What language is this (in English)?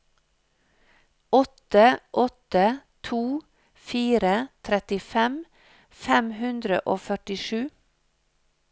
Norwegian